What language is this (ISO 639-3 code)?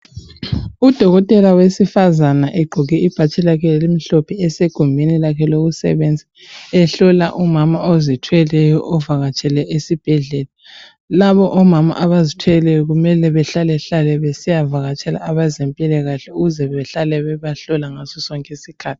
nde